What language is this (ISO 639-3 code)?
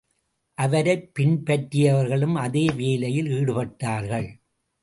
tam